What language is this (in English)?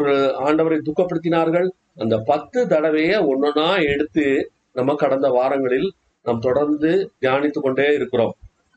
Tamil